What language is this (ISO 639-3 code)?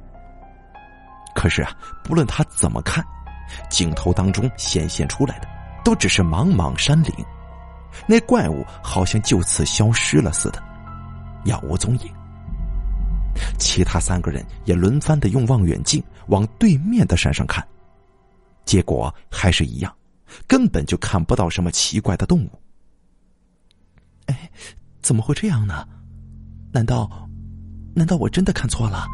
zho